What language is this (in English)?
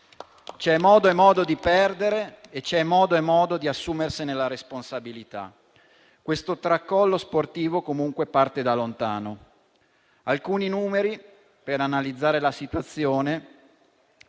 Italian